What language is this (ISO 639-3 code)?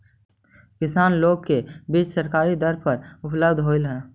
mag